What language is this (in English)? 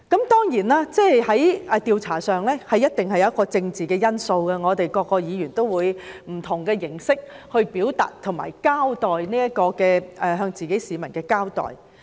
Cantonese